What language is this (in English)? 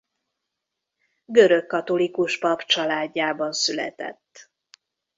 Hungarian